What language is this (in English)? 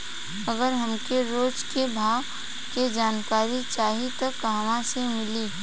Bhojpuri